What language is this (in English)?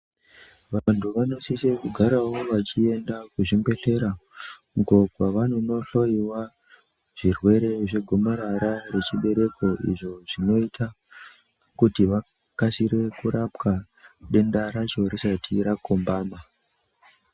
Ndau